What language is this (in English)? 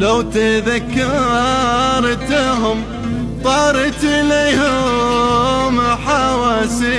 Arabic